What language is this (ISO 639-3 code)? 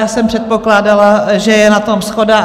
ces